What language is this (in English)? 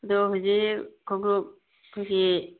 Manipuri